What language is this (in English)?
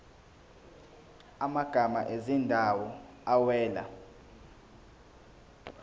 Zulu